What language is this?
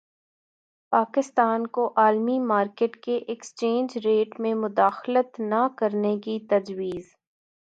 Urdu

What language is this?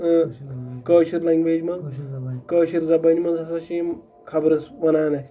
Kashmiri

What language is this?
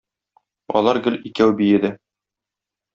Tatar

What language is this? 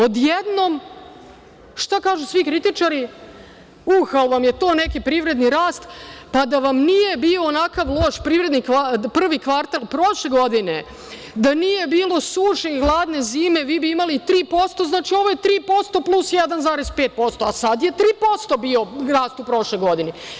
Serbian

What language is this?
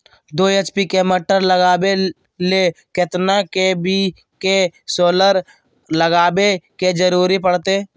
Magahi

